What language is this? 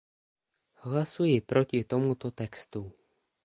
Czech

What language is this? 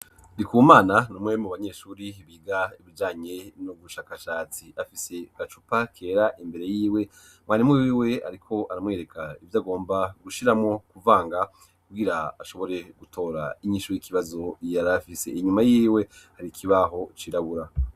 Rundi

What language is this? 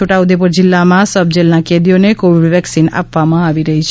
Gujarati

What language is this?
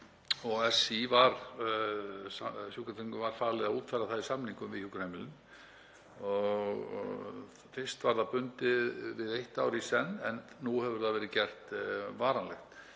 Icelandic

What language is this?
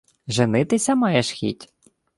Ukrainian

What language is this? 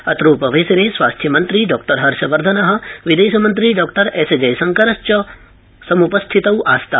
Sanskrit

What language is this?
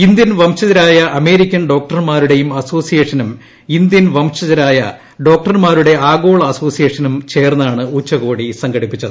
Malayalam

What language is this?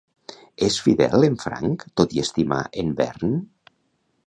Catalan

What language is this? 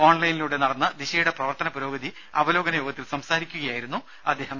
Malayalam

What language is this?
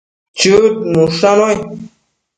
Matsés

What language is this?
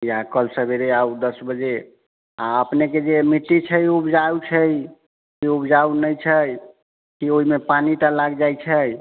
Maithili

